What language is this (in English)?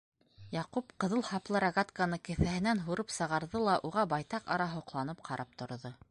Bashkir